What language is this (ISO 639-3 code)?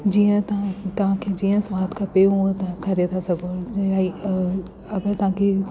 snd